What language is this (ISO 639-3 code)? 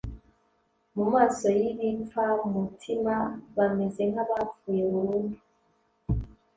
kin